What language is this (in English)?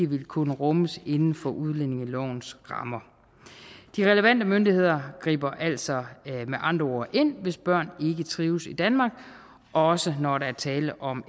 Danish